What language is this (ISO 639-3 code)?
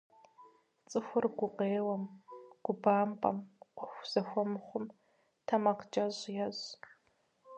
kbd